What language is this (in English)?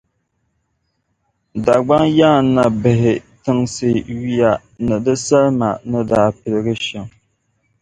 Dagbani